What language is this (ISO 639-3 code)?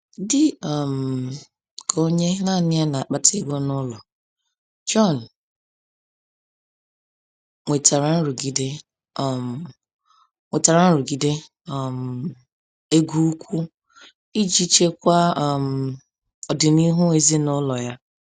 ibo